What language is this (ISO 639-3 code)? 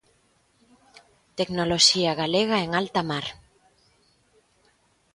glg